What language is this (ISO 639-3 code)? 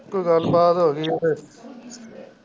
pan